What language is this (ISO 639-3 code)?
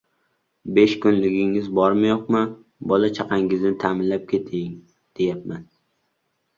uzb